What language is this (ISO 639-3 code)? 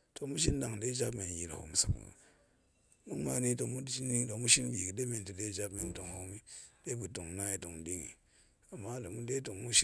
ank